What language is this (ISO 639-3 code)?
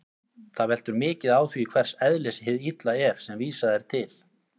isl